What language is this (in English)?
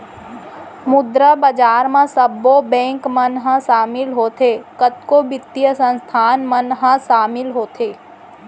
Chhattisgarhi